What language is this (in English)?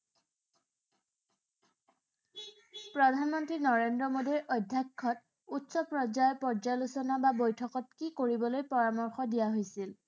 Assamese